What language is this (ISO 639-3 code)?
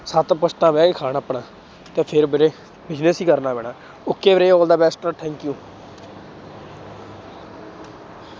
pan